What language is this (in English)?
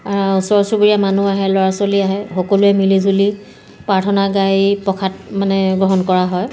Assamese